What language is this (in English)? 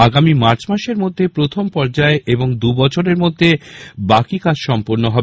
Bangla